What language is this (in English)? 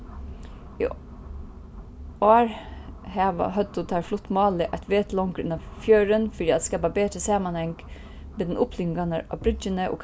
Faroese